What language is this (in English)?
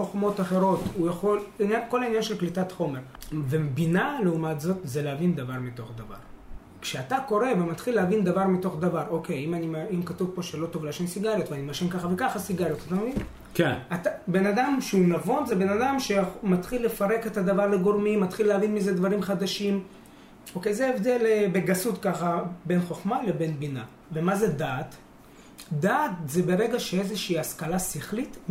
Hebrew